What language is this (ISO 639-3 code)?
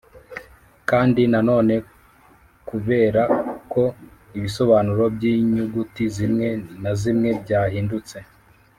kin